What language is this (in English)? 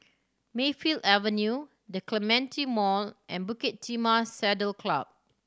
English